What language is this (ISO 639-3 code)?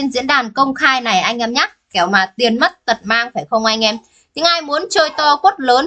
vie